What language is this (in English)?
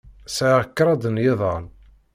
Kabyle